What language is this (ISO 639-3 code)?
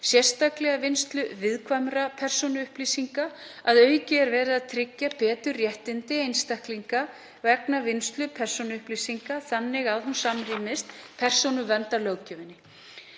isl